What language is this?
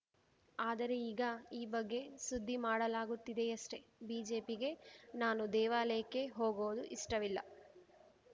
Kannada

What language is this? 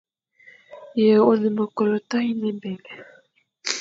Fang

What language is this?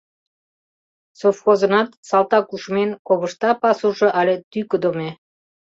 Mari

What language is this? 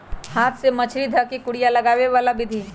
Magahi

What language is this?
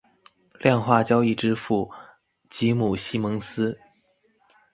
Chinese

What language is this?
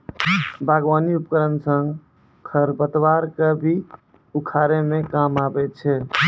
Maithili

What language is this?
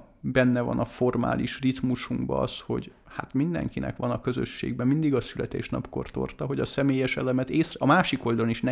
Hungarian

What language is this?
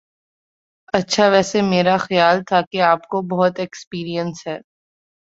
Urdu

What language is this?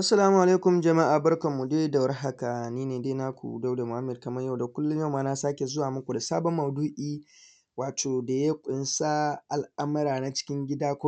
Hausa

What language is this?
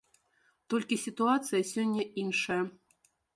Belarusian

